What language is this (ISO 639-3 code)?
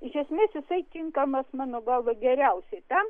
lit